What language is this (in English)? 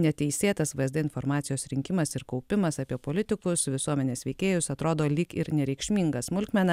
Lithuanian